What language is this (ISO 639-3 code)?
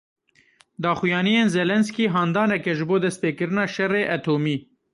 kur